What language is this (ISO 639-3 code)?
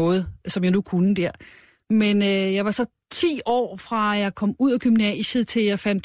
dan